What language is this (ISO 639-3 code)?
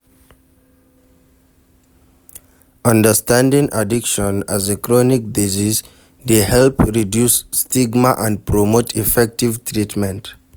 pcm